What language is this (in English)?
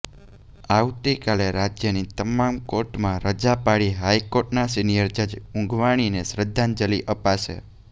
Gujarati